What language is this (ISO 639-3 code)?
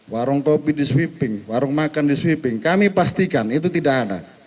ind